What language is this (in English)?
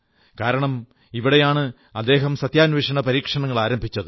Malayalam